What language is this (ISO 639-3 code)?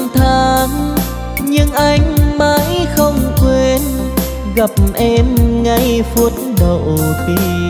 vie